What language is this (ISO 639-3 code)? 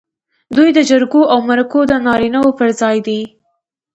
pus